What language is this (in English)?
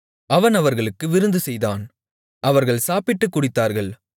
Tamil